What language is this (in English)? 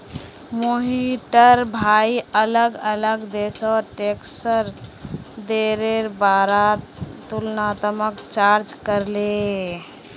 Magahi